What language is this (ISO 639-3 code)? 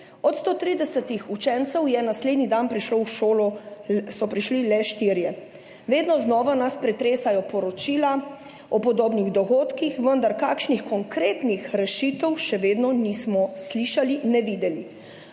slv